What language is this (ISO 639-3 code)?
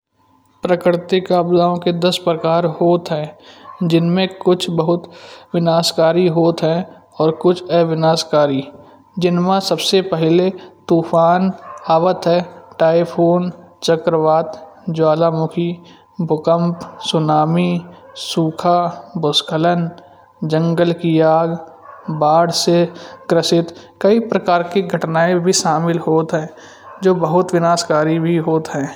bjj